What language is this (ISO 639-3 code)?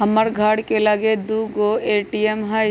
mag